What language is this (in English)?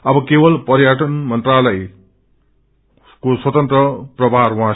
Nepali